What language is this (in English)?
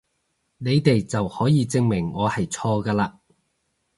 Cantonese